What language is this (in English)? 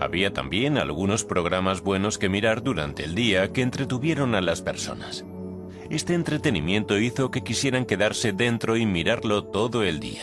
Spanish